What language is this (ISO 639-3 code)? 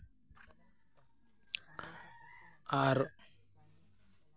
sat